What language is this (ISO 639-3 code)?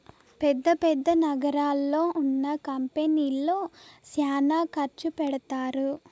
tel